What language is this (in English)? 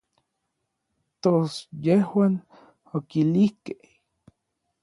Orizaba Nahuatl